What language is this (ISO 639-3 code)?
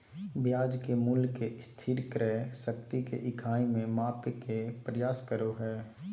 mag